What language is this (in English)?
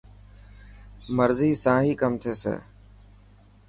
Dhatki